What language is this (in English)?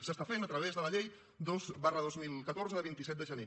Catalan